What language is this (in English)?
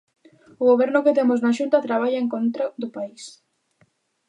Galician